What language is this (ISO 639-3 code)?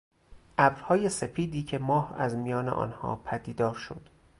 fas